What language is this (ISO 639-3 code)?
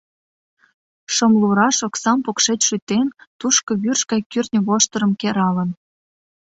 chm